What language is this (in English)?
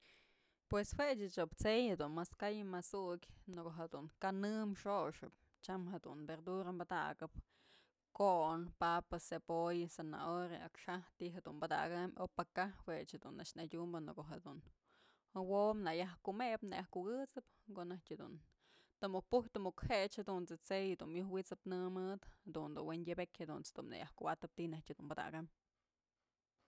Mazatlán Mixe